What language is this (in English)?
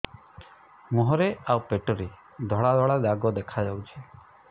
Odia